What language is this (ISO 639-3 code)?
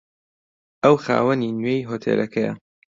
ckb